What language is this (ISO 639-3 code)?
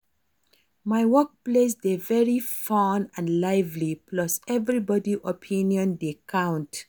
pcm